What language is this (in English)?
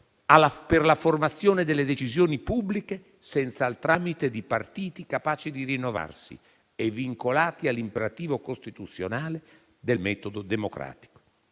Italian